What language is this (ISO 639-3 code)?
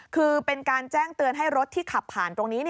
tha